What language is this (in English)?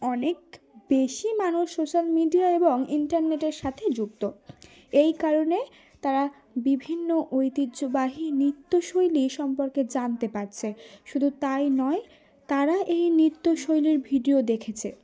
Bangla